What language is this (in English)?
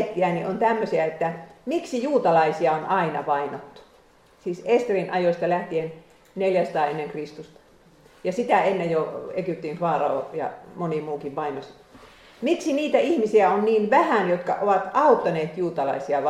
Finnish